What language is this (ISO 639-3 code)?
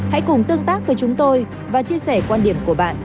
vie